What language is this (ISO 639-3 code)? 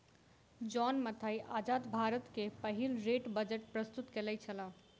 mai